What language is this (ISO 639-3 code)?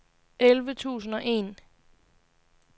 dan